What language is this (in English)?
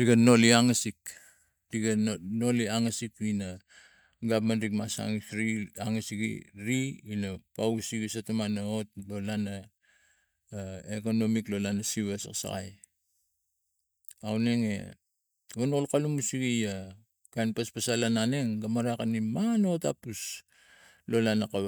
Tigak